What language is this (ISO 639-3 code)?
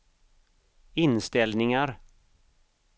swe